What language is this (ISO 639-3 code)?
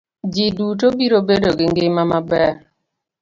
luo